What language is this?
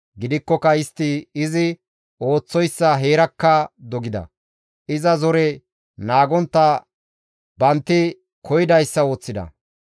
Gamo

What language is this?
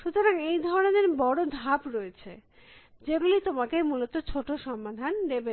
Bangla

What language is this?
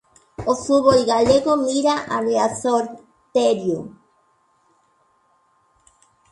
Galician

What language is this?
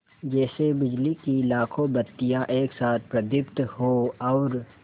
Hindi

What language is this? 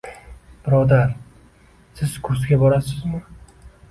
Uzbek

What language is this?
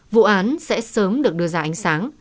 Vietnamese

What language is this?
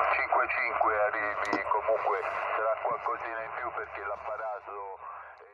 Italian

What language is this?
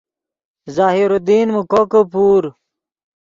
Yidgha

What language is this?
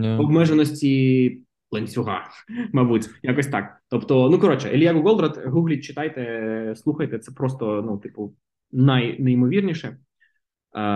Ukrainian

